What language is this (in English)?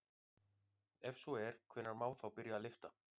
Icelandic